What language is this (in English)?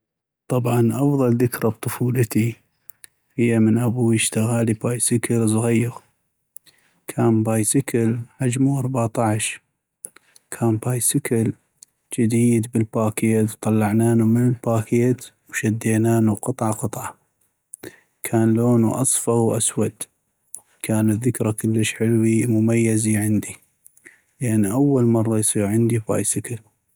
North Mesopotamian Arabic